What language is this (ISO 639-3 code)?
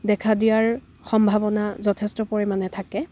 asm